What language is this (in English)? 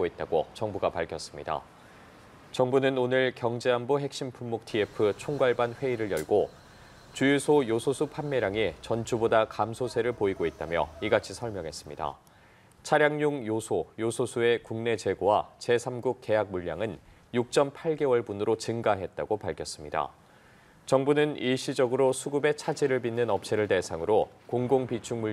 Korean